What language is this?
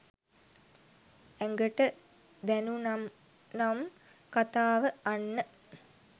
Sinhala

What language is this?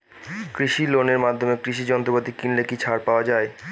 Bangla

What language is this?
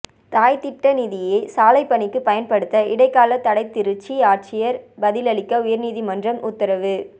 Tamil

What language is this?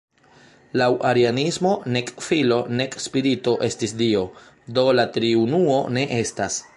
Esperanto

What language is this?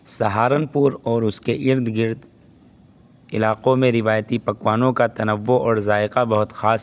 Urdu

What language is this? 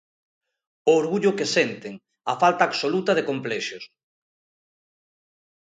Galician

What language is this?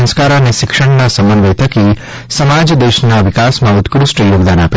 Gujarati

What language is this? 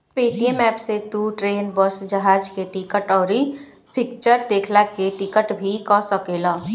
Bhojpuri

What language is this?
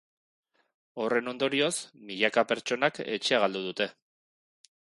Basque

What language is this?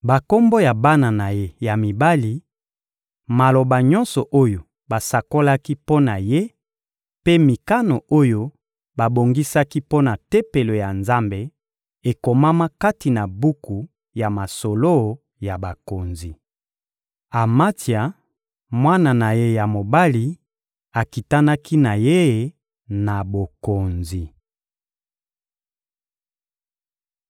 Lingala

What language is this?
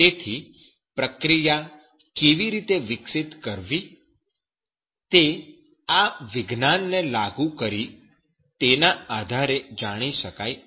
Gujarati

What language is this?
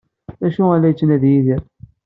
Kabyle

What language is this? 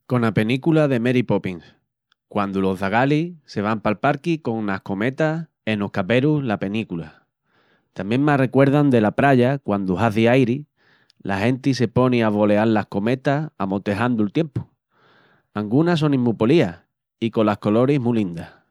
Extremaduran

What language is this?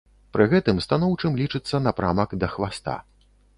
Belarusian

